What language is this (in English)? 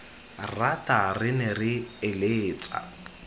Tswana